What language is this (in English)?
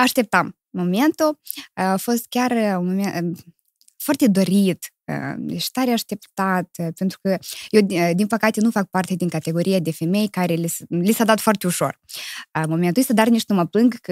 Romanian